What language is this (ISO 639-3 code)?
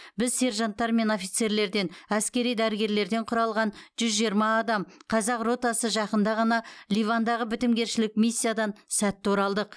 kaz